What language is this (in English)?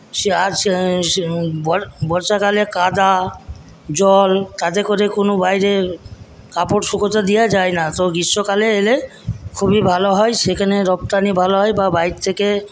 Bangla